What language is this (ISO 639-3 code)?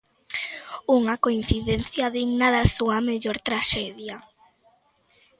glg